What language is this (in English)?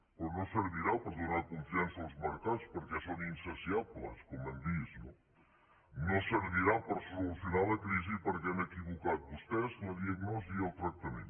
Catalan